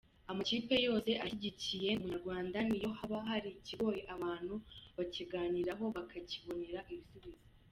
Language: Kinyarwanda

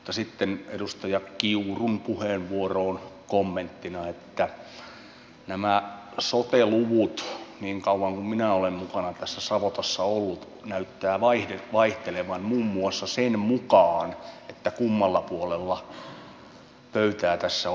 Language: Finnish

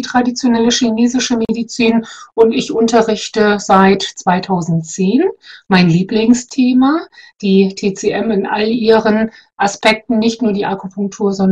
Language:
German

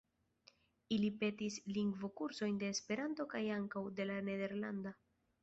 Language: Esperanto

